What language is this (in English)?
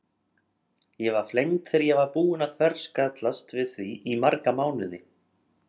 Icelandic